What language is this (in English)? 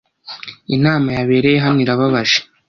Kinyarwanda